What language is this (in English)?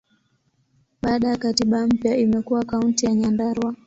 Swahili